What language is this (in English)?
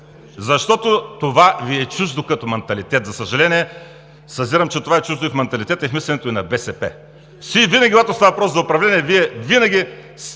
Bulgarian